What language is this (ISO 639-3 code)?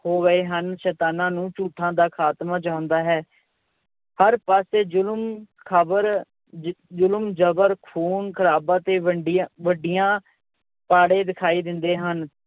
pan